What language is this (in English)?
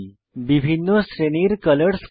Bangla